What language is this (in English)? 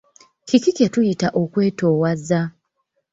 Ganda